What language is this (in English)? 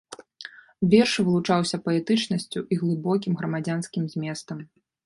Belarusian